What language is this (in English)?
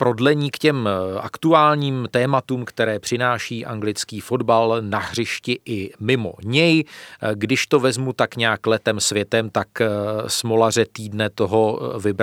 Czech